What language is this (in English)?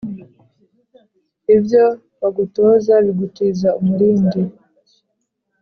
Kinyarwanda